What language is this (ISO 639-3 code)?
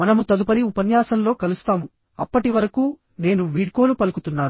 tel